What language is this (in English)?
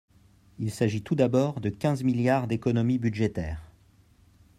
French